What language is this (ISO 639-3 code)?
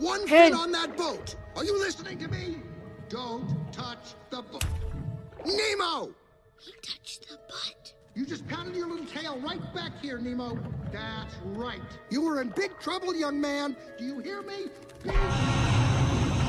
eng